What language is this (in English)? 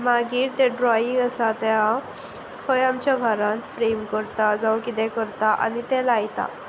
Konkani